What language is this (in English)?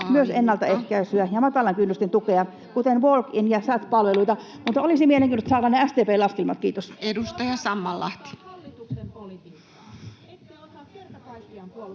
Finnish